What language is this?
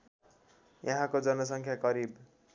Nepali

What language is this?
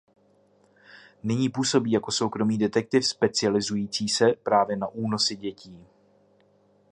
Czech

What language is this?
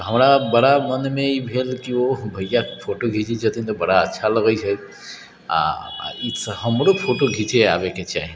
Maithili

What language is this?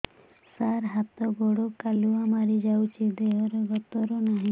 Odia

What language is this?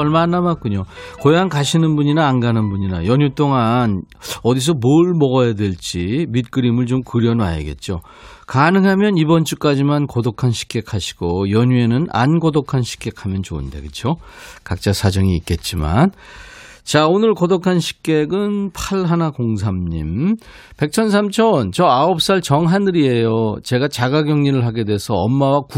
Korean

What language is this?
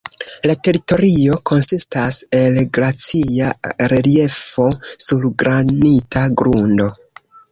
Esperanto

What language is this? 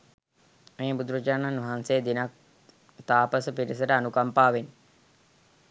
Sinhala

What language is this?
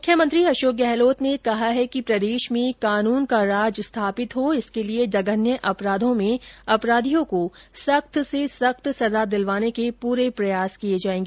Hindi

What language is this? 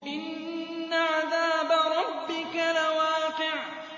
Arabic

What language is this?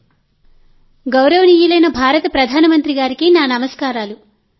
Telugu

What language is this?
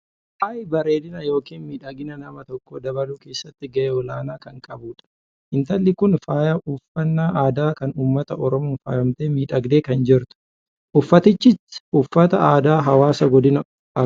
Oromo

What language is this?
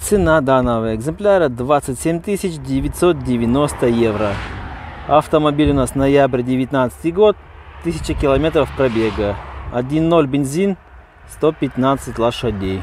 Russian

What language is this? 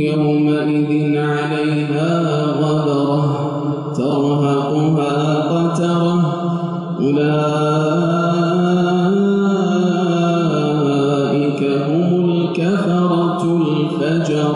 Arabic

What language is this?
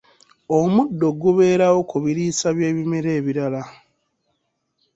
Ganda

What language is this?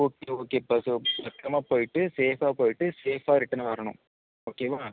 Tamil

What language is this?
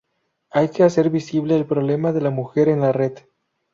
Spanish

